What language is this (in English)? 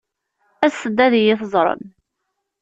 Kabyle